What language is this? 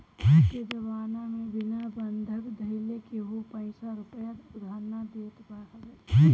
Bhojpuri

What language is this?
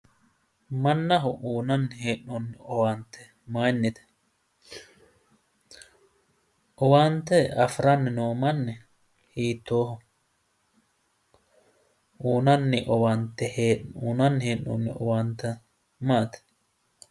Sidamo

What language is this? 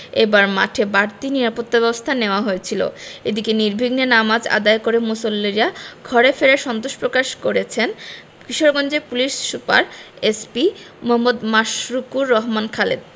Bangla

